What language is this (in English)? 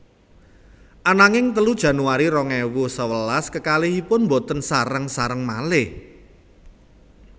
Javanese